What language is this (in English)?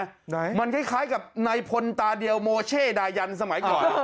Thai